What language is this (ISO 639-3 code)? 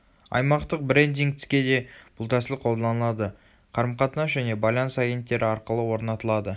kaz